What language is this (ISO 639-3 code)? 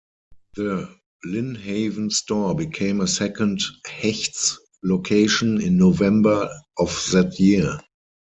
eng